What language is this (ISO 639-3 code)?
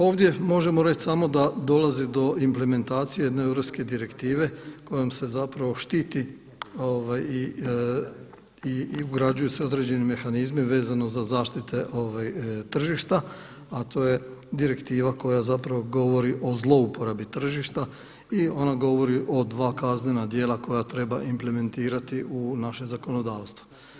hrv